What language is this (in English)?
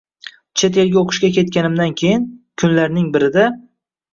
Uzbek